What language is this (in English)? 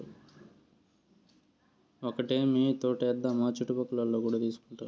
Telugu